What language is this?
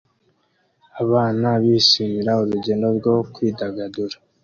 Kinyarwanda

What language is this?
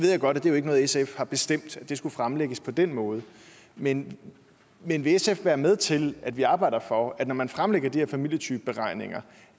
Danish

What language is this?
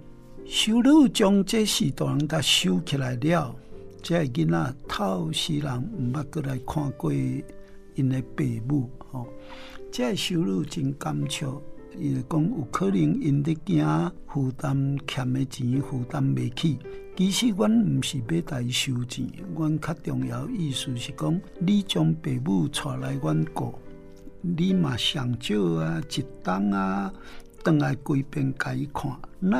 Chinese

